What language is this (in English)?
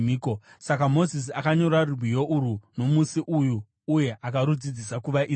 Shona